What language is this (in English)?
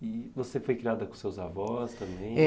Portuguese